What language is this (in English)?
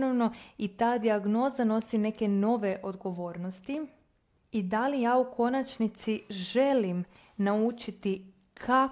Croatian